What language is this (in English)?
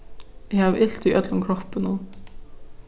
Faroese